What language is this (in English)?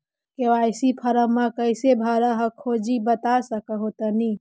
Magahi